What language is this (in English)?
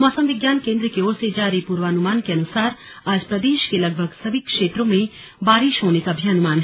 Hindi